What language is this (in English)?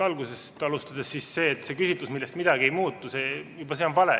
Estonian